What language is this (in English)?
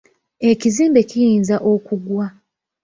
Ganda